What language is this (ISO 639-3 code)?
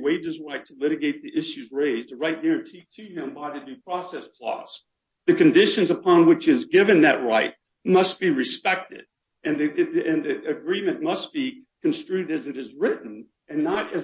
eng